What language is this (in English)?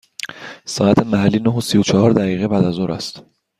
Persian